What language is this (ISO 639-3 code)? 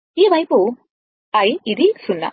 tel